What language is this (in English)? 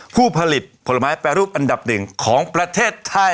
Thai